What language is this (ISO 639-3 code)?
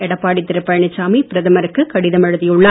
tam